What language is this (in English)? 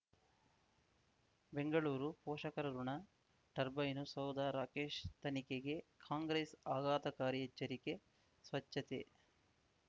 Kannada